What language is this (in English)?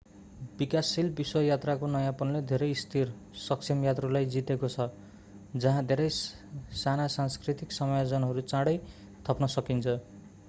Nepali